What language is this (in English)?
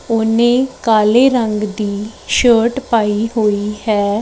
Punjabi